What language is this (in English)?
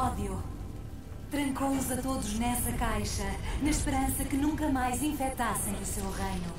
Portuguese